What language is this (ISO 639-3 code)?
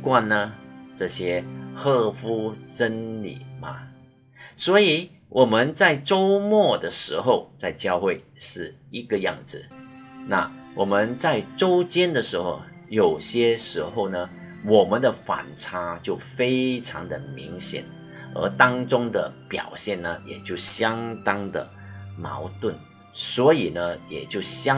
zho